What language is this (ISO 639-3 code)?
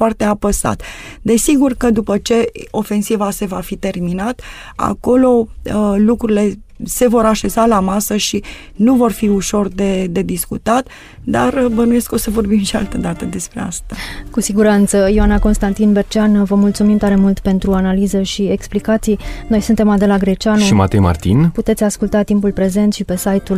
ron